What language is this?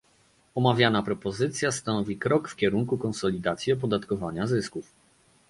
Polish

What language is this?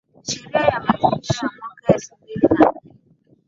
Swahili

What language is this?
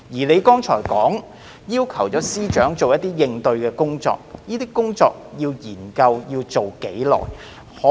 Cantonese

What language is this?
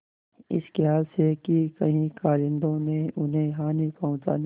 Hindi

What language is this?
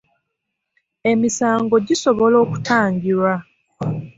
Ganda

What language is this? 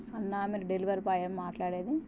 Telugu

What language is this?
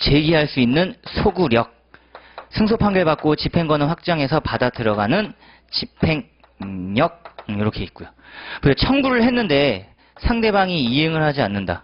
Korean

